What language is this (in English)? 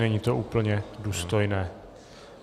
Czech